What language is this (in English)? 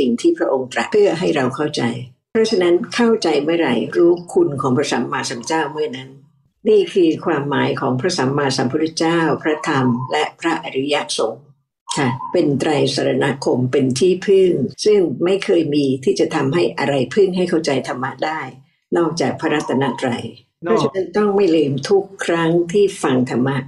Thai